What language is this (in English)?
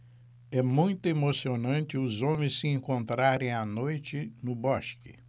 Portuguese